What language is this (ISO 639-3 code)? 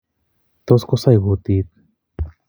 kln